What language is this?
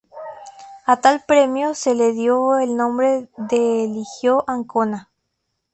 Spanish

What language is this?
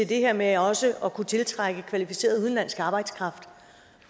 Danish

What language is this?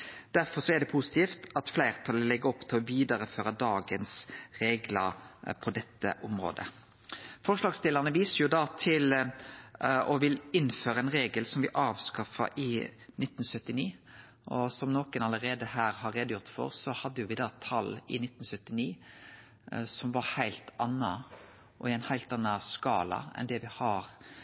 Norwegian Nynorsk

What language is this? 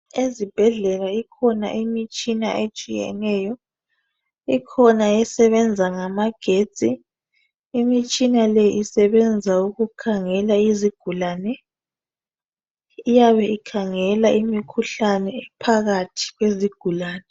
North Ndebele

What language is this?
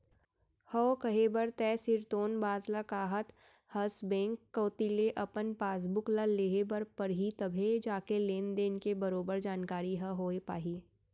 Chhattisgarhi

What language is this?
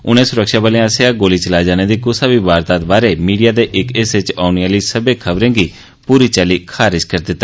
Dogri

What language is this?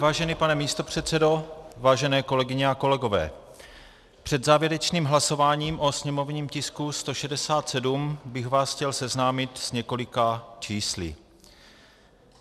Czech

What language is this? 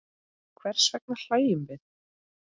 Icelandic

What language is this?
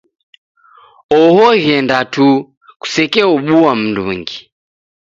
Taita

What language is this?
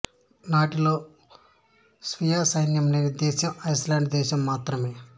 Telugu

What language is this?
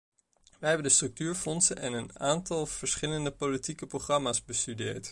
Dutch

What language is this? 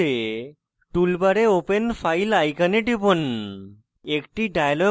Bangla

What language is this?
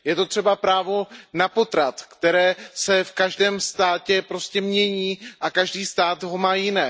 Czech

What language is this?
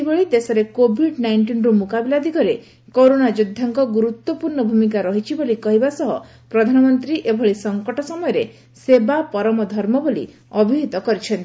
Odia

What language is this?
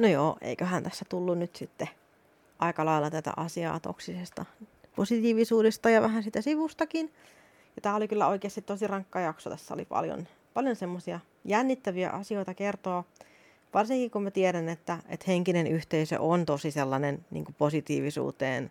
Finnish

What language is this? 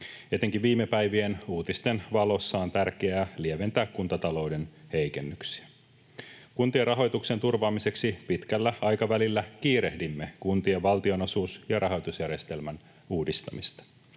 Finnish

